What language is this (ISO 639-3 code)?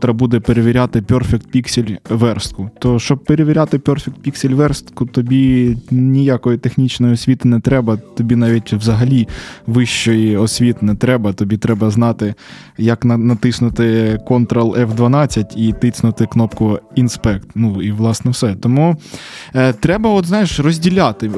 ukr